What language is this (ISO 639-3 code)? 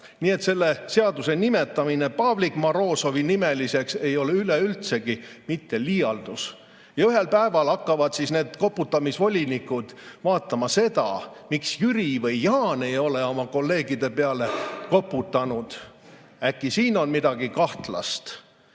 est